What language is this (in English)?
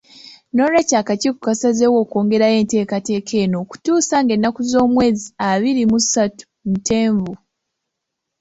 Ganda